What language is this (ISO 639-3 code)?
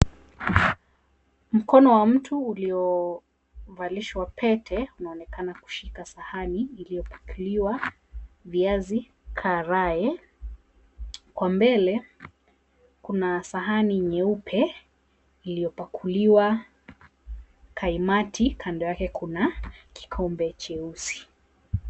swa